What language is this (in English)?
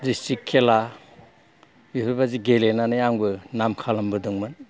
Bodo